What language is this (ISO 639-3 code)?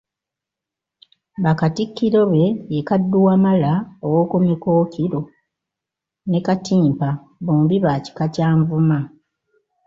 lug